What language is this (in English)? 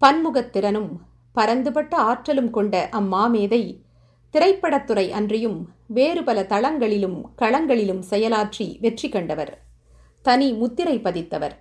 Tamil